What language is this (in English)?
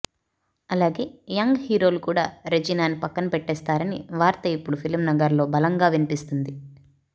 Telugu